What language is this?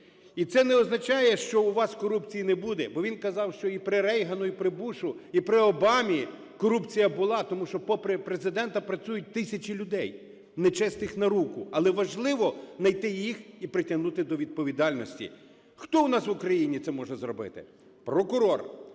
Ukrainian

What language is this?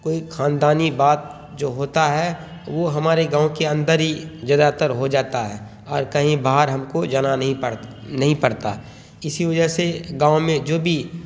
Urdu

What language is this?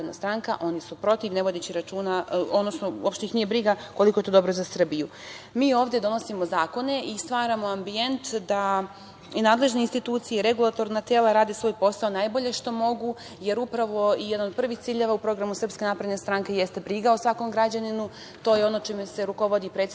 Serbian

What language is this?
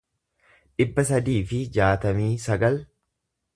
Oromo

